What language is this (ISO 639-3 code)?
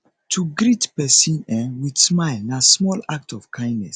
pcm